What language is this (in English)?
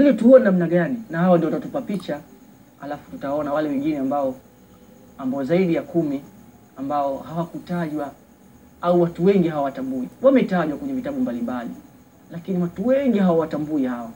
Swahili